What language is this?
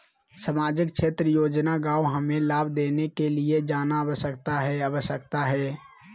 Magahi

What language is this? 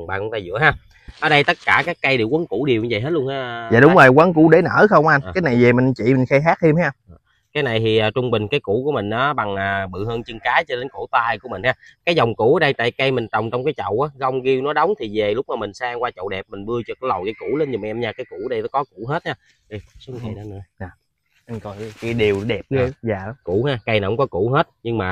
Vietnamese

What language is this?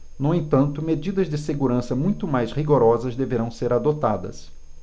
Portuguese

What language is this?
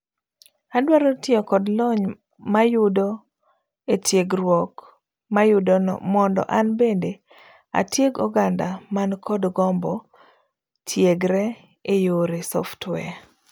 Luo (Kenya and Tanzania)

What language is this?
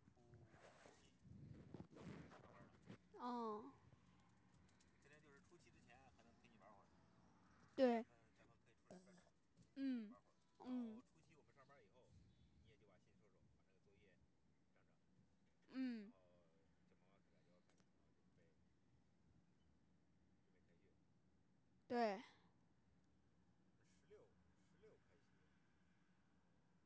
Chinese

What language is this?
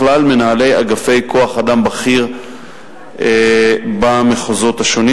Hebrew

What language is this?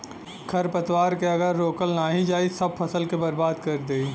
Bhojpuri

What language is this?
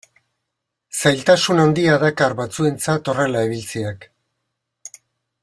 Basque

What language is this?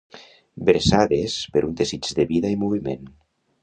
Catalan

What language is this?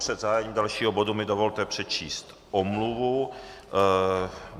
Czech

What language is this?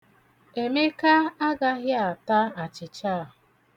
Igbo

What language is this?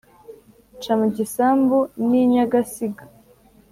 Kinyarwanda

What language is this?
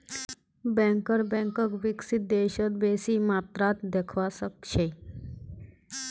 Magahi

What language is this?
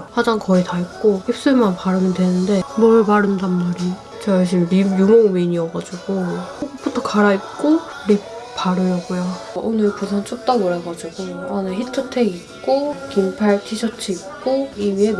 Korean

